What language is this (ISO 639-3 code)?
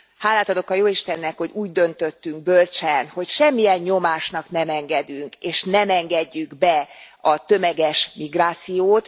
hun